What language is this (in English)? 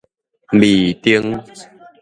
Min Nan Chinese